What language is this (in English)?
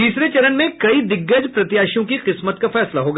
Hindi